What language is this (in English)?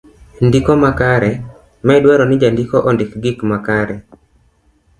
Luo (Kenya and Tanzania)